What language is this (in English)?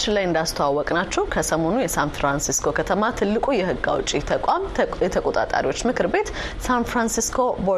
Amharic